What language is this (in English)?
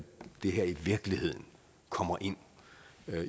Danish